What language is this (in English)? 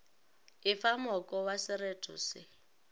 Northern Sotho